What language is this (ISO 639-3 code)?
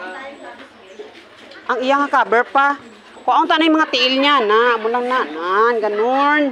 fil